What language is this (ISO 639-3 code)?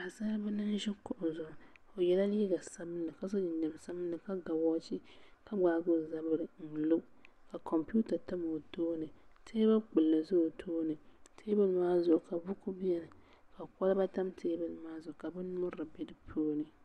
dag